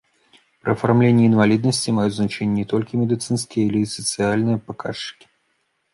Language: Belarusian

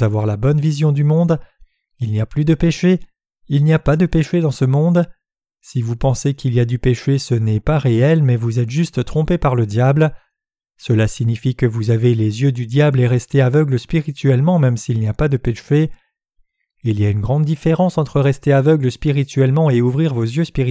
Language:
French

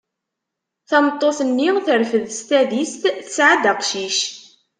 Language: Kabyle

